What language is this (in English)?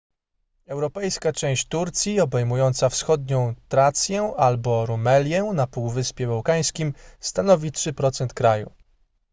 Polish